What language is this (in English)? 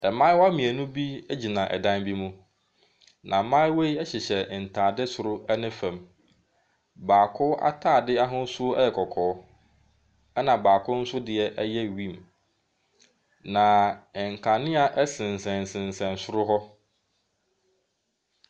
Akan